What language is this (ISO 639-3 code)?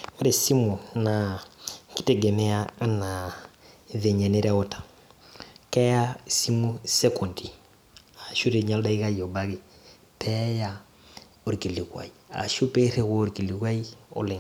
mas